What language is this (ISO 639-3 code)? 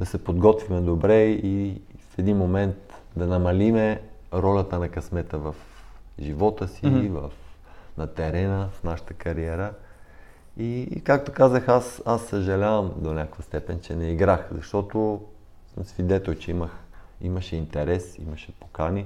bul